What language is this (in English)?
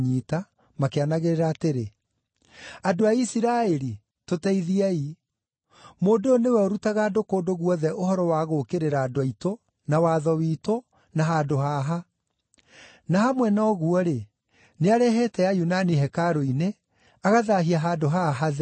Kikuyu